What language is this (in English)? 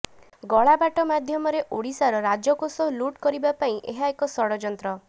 Odia